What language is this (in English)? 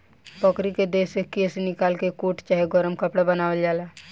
Bhojpuri